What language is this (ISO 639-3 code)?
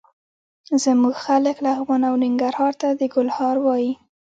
pus